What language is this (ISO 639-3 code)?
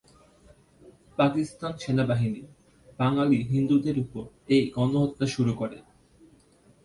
ben